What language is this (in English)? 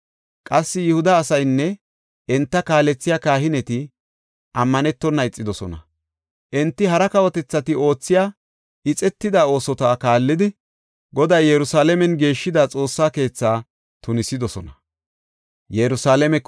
Gofa